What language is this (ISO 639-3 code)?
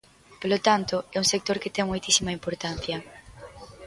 glg